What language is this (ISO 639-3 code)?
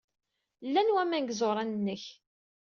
kab